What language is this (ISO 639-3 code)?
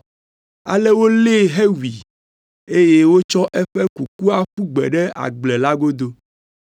ewe